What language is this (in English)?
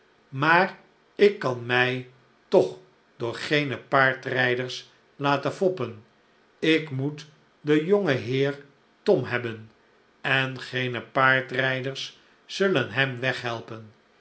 Dutch